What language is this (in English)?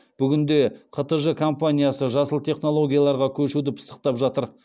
Kazakh